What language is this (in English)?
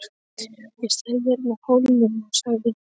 Icelandic